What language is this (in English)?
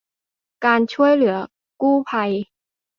Thai